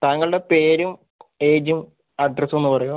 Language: Malayalam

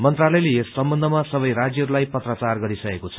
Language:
Nepali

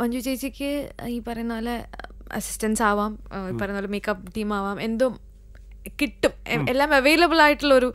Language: Malayalam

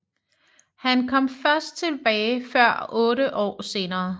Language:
Danish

